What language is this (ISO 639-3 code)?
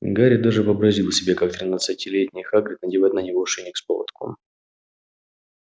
rus